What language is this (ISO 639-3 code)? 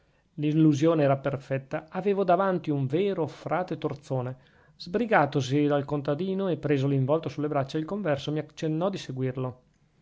ita